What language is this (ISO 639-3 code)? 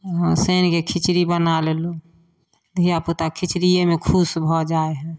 mai